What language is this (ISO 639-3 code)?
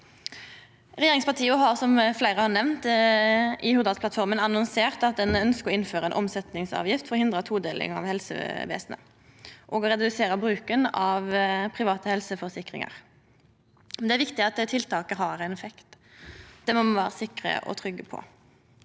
nor